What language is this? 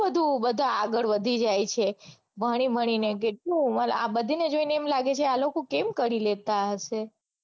Gujarati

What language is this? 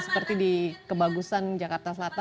Indonesian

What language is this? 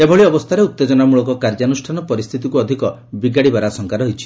Odia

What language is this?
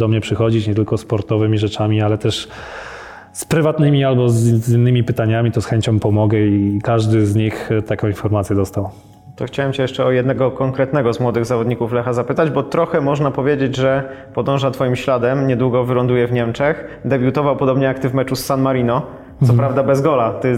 Polish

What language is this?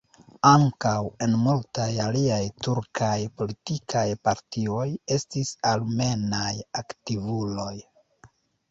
Esperanto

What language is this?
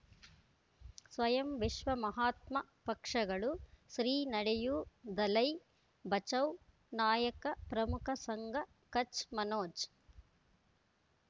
Kannada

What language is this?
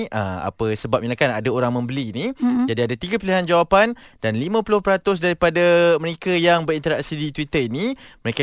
Malay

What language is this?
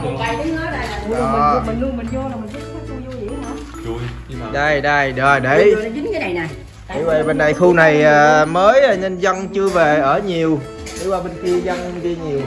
Vietnamese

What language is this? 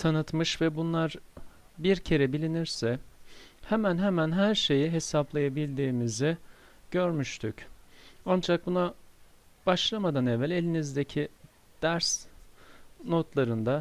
Turkish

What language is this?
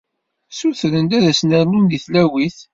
Kabyle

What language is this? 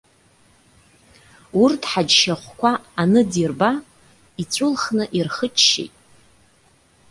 Abkhazian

